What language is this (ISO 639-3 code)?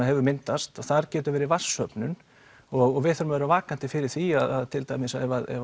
isl